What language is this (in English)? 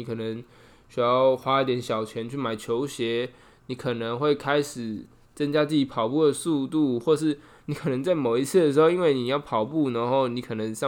Chinese